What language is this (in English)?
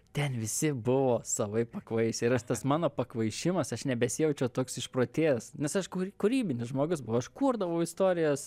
Lithuanian